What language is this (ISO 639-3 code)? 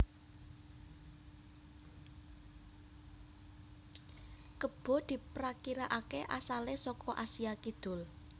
jav